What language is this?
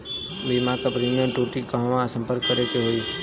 Bhojpuri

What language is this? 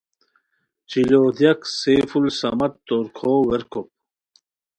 Khowar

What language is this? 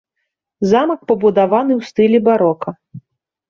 Belarusian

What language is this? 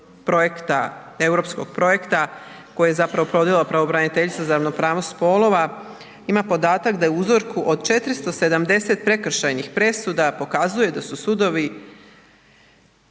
Croatian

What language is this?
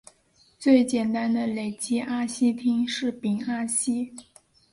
Chinese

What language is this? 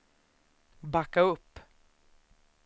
Swedish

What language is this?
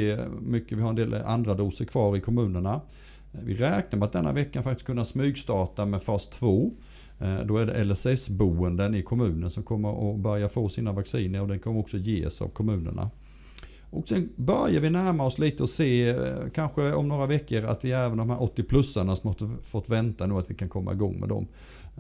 Swedish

